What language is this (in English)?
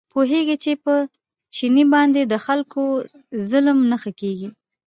Pashto